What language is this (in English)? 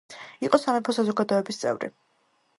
Georgian